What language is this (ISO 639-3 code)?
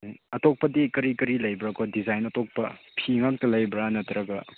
mni